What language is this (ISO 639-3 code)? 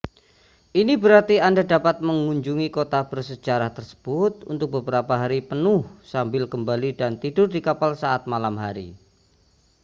ind